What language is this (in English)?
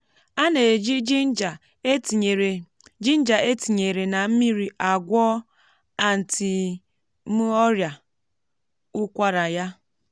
Igbo